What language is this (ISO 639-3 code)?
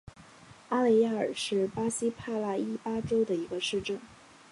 zho